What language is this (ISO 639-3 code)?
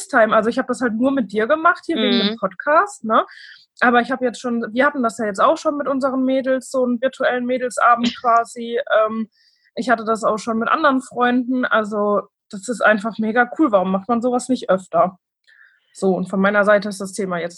deu